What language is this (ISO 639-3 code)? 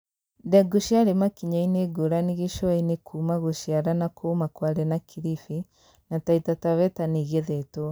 kik